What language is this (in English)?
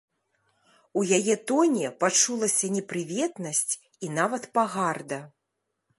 Belarusian